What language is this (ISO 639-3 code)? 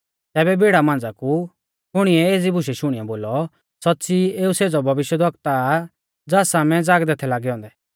bfz